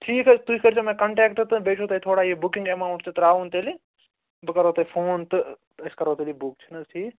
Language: Kashmiri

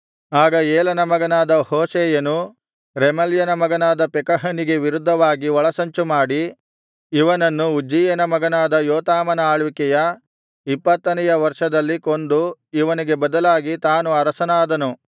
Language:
Kannada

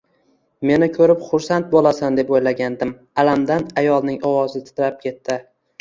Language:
Uzbek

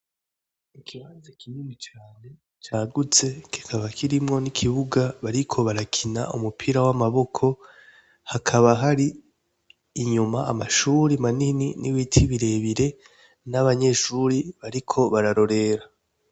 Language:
Rundi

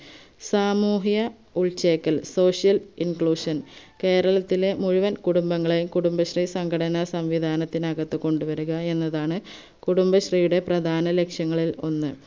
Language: Malayalam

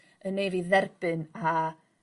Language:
Welsh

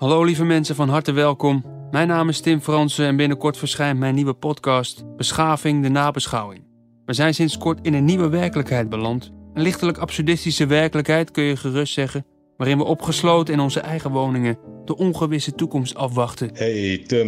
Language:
Dutch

